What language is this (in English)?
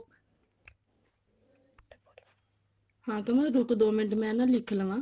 Punjabi